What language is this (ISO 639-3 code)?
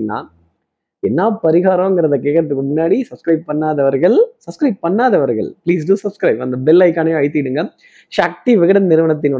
tam